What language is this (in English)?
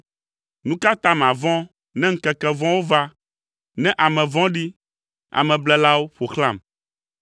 Ewe